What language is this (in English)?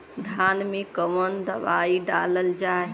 Bhojpuri